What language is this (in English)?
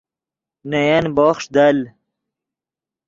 Yidgha